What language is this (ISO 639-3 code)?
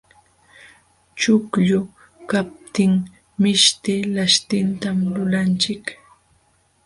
qxw